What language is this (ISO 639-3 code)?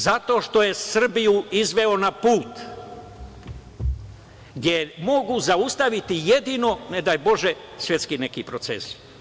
srp